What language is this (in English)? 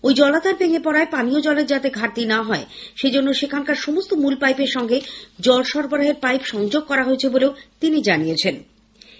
Bangla